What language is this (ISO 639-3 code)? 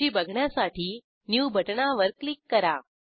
mar